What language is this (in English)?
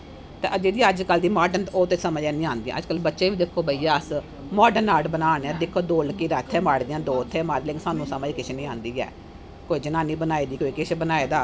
Dogri